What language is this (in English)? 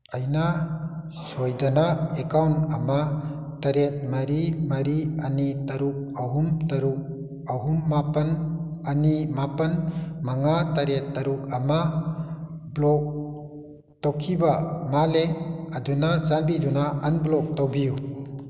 Manipuri